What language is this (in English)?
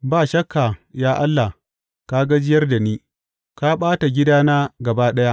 Hausa